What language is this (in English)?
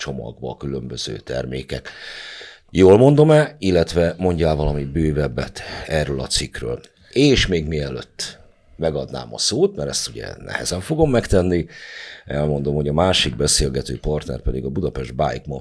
Hungarian